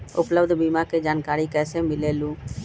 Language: Magahi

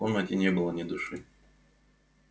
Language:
Russian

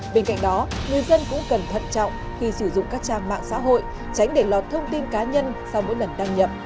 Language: Vietnamese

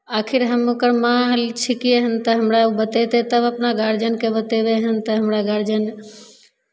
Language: Maithili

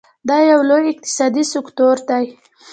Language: Pashto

